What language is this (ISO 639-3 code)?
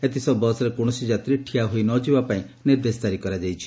ori